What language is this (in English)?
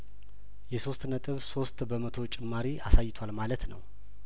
Amharic